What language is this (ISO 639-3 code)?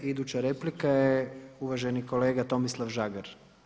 hrv